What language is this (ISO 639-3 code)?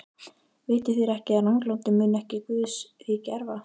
isl